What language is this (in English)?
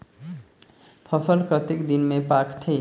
Chhattisgarhi